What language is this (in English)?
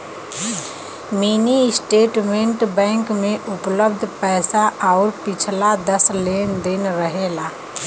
Bhojpuri